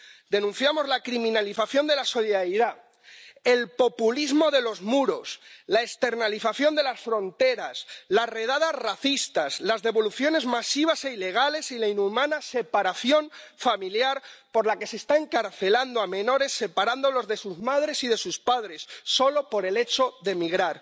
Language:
Spanish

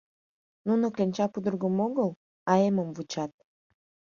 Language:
Mari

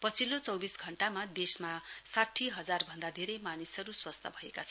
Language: Nepali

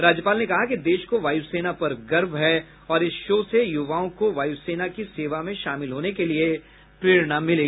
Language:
Hindi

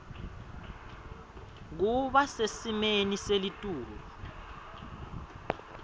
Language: Swati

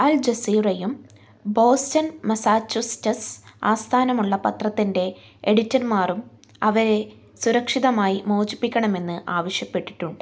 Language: Malayalam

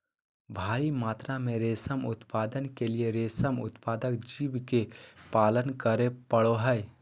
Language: Magahi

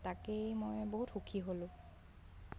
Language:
Assamese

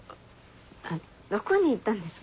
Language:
Japanese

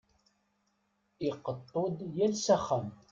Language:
Kabyle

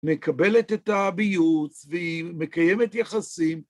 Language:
Hebrew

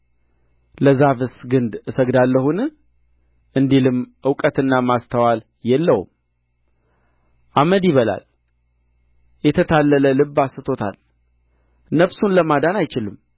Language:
Amharic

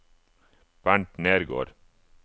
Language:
Norwegian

